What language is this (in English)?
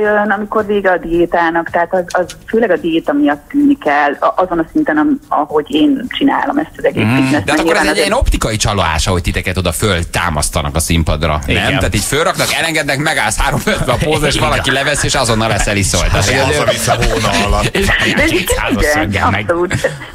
Hungarian